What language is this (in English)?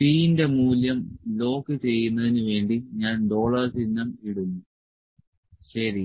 Malayalam